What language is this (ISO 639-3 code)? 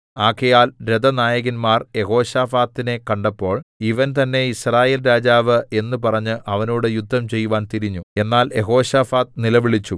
mal